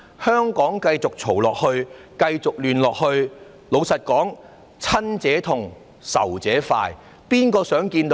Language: Cantonese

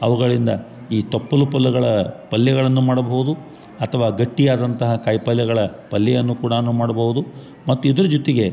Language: Kannada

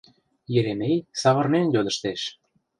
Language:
Mari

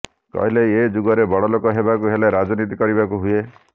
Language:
Odia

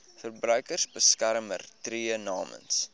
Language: Afrikaans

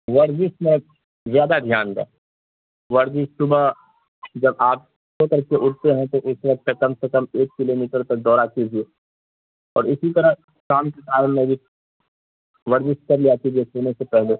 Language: Urdu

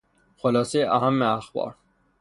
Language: Persian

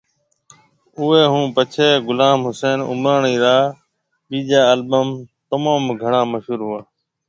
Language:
Marwari (Pakistan)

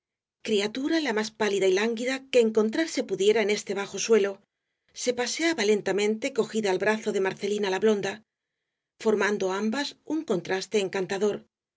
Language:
Spanish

